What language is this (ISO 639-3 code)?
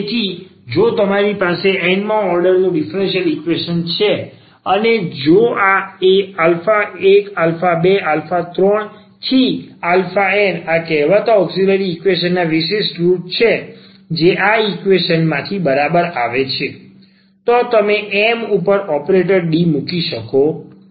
guj